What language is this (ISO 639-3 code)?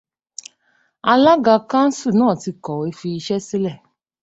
yor